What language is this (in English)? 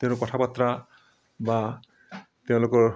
Assamese